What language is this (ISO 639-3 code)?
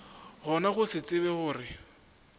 nso